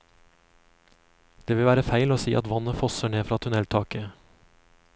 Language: Norwegian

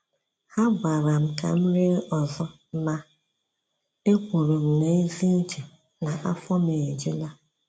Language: Igbo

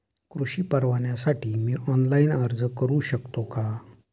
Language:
Marathi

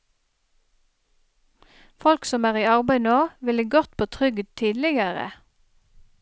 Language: Norwegian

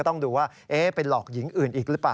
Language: Thai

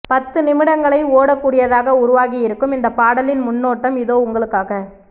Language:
Tamil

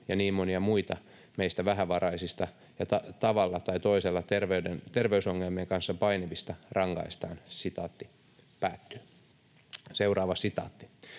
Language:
Finnish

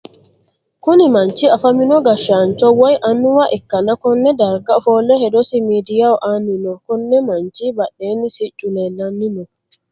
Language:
Sidamo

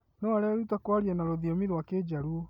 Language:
Kikuyu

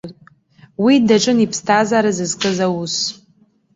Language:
Abkhazian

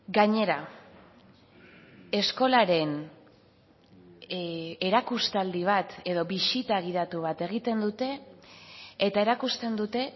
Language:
Basque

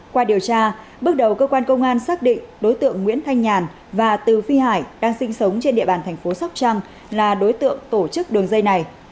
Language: Vietnamese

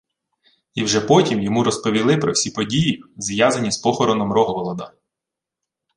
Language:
Ukrainian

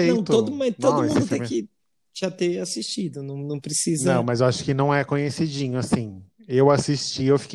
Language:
Portuguese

